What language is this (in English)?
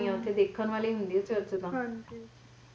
Punjabi